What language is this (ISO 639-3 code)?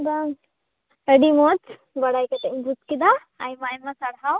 sat